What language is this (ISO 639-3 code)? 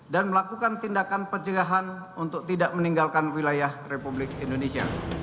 ind